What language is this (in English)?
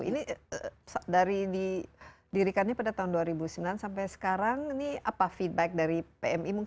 Indonesian